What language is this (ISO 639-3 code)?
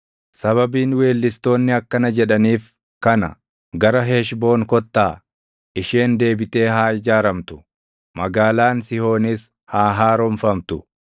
orm